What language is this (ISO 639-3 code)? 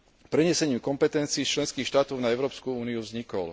slk